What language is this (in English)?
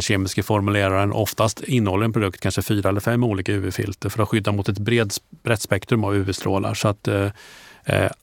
Swedish